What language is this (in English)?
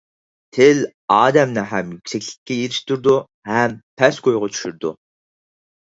Uyghur